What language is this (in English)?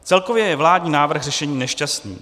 Czech